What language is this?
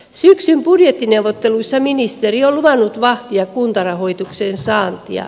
Finnish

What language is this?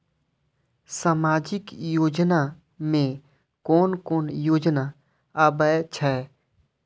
Maithili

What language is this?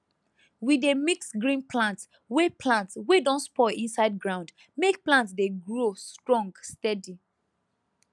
Nigerian Pidgin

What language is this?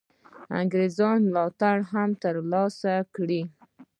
Pashto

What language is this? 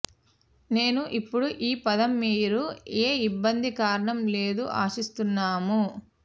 Telugu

